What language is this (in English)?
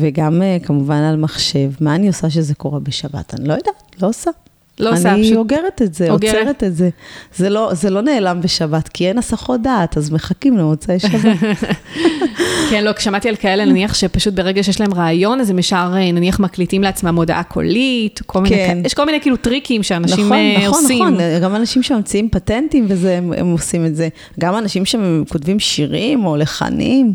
Hebrew